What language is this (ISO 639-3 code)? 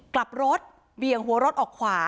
tha